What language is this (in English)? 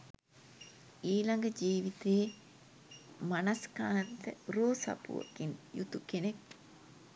Sinhala